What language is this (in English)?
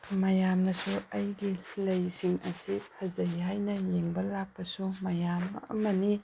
Manipuri